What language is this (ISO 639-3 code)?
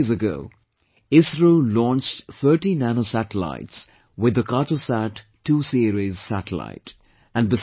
eng